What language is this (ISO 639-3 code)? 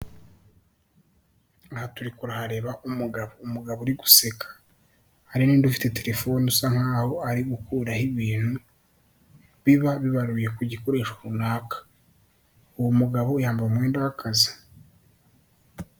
kin